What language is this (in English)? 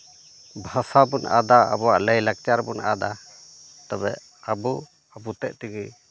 Santali